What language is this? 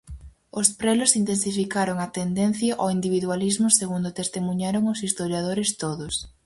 Galician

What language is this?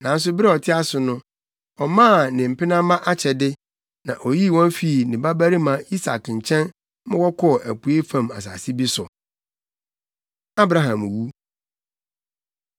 Akan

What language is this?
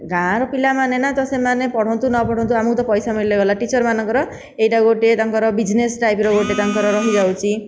Odia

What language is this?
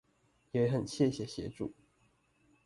Chinese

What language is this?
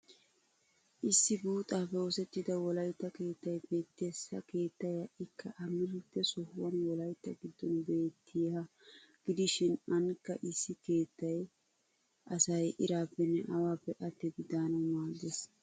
Wolaytta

